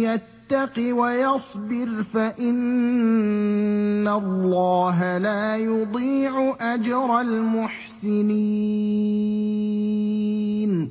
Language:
Arabic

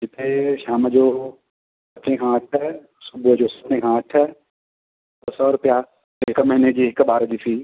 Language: Sindhi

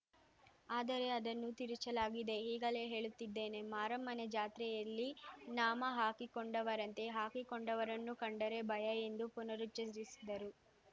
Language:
Kannada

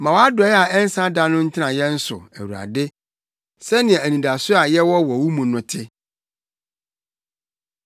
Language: Akan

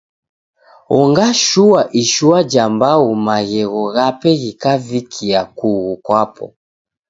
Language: Taita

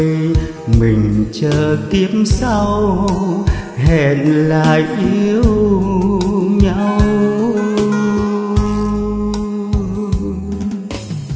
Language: Vietnamese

